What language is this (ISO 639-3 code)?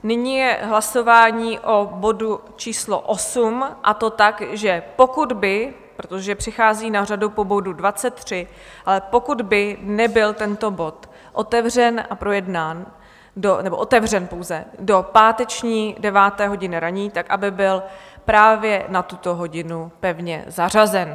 ces